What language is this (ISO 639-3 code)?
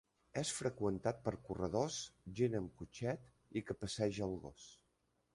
cat